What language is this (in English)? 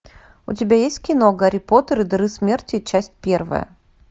Russian